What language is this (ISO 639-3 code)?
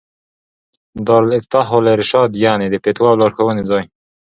pus